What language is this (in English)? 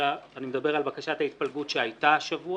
Hebrew